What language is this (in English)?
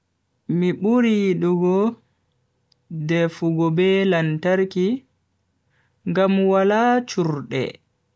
Bagirmi Fulfulde